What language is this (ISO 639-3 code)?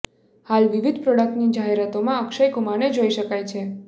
guj